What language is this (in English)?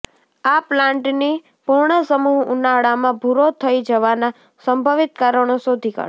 Gujarati